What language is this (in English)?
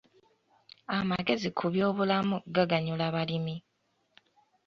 Ganda